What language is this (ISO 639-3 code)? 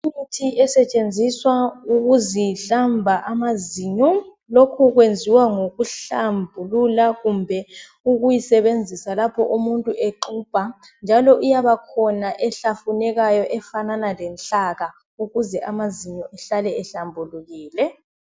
nde